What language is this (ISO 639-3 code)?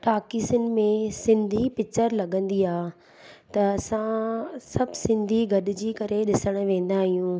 snd